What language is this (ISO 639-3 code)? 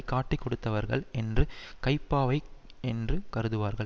tam